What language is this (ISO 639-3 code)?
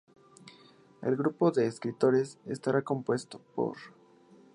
spa